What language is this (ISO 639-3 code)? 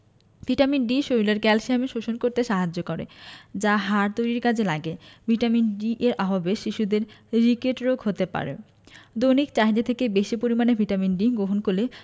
ben